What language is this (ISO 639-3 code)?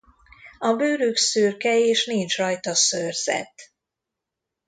hun